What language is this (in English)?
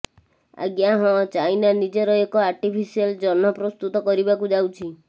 Odia